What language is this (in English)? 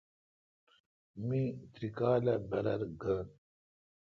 Kalkoti